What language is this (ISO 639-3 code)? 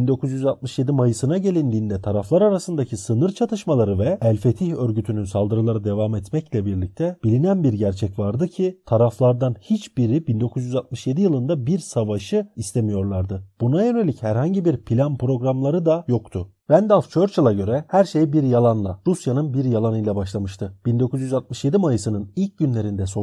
tur